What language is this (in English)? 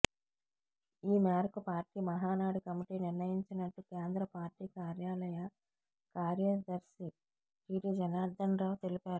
Telugu